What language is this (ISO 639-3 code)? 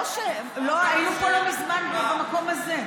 heb